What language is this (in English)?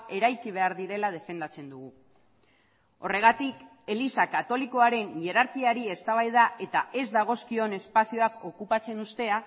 Basque